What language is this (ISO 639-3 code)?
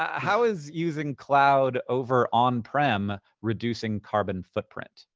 eng